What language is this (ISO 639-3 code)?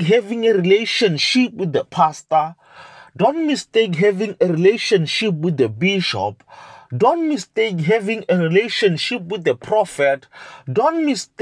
eng